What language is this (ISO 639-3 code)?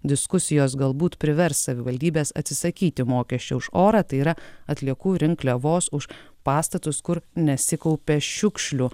lit